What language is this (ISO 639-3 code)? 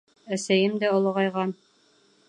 bak